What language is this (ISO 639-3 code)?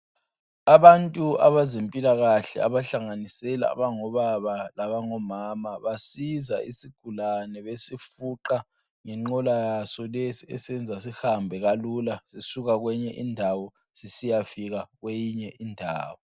nde